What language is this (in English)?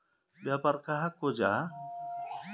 Magahi